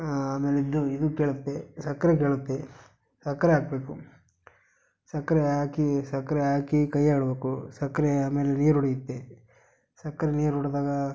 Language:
Kannada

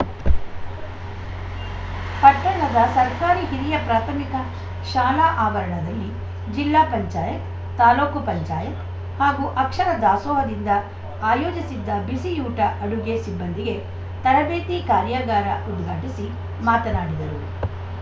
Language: Kannada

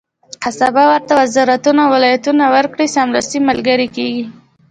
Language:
Pashto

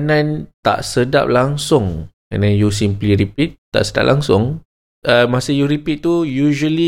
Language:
Malay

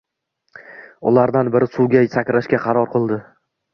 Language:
Uzbek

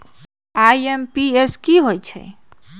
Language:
Magahi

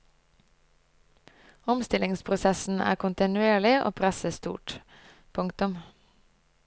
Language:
Norwegian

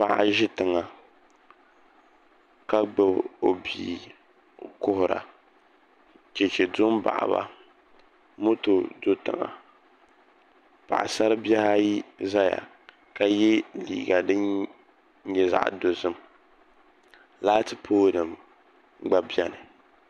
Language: Dagbani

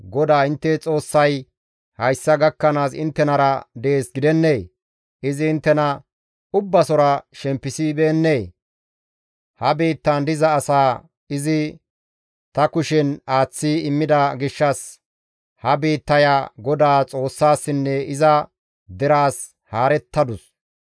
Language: Gamo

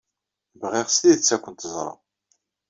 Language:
Kabyle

